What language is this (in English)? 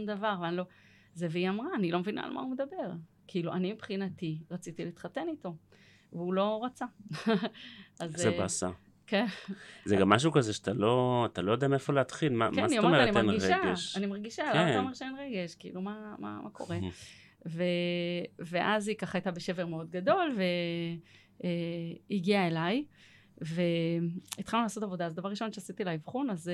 Hebrew